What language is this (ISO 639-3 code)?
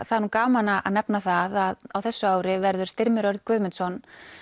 isl